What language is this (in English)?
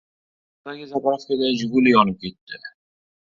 Uzbek